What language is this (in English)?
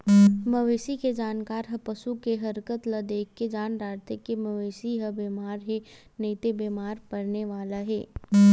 Chhattisgarhi